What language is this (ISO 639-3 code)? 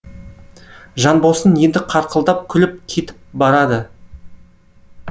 kaz